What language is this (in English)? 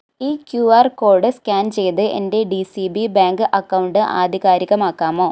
Malayalam